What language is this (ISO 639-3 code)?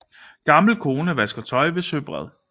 dan